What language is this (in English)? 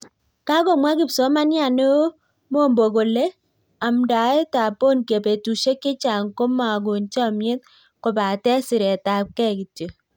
Kalenjin